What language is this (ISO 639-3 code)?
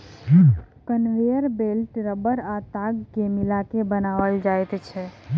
mai